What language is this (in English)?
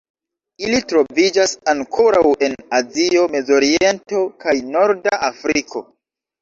Esperanto